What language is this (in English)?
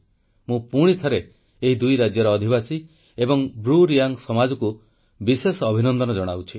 Odia